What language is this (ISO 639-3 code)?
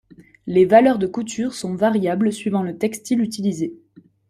fra